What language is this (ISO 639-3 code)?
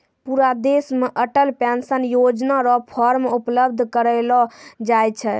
mai